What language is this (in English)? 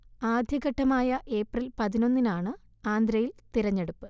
Malayalam